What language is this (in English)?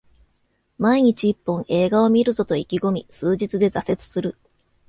Japanese